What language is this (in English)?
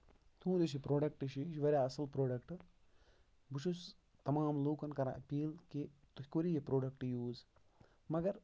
Kashmiri